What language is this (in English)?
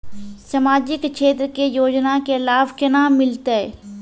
Maithili